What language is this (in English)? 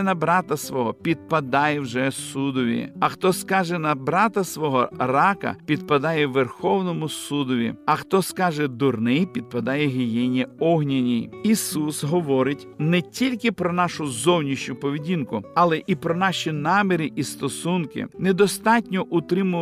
Ukrainian